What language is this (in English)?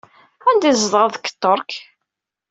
Kabyle